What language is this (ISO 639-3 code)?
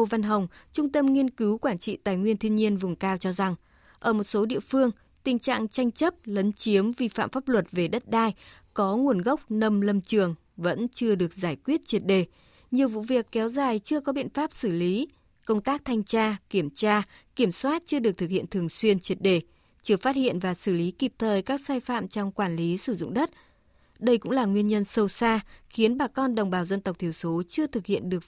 vie